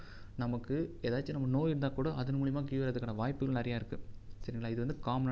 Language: Tamil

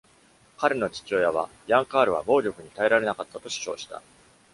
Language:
Japanese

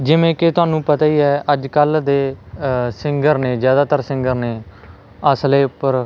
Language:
Punjabi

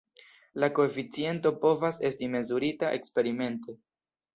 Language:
Esperanto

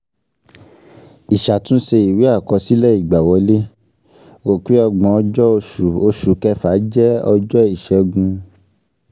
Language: Yoruba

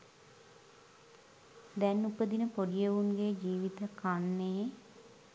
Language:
Sinhala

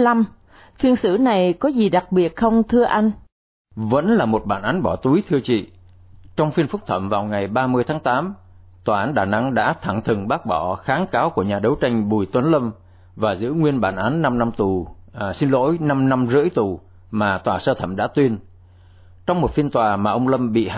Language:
Vietnamese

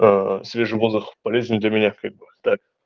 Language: Russian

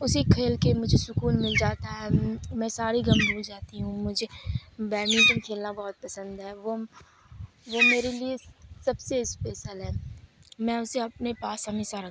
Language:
Urdu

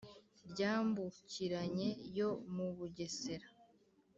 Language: Kinyarwanda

